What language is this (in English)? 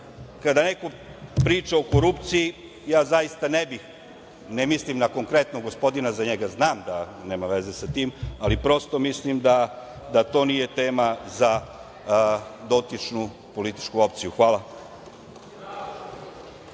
Serbian